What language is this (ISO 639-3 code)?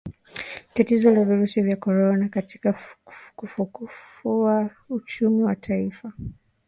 swa